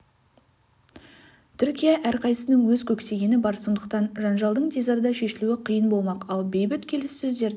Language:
Kazakh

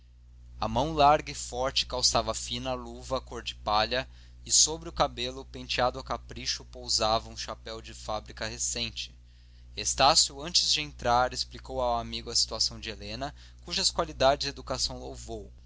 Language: Portuguese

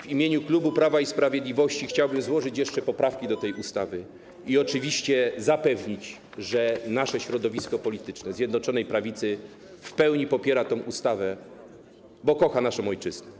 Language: Polish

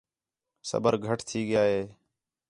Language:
Khetrani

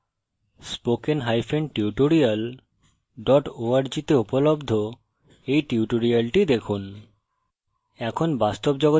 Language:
Bangla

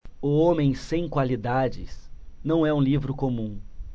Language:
Portuguese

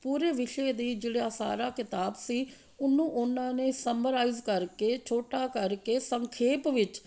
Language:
Punjabi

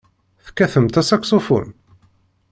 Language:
Kabyle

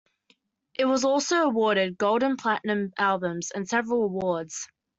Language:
English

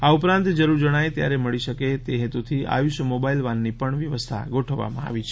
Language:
Gujarati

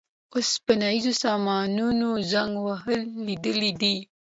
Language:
Pashto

